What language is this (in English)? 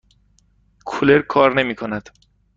Persian